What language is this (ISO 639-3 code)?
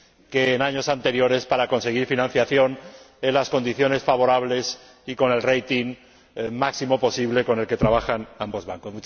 spa